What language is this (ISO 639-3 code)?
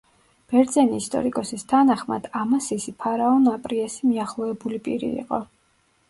kat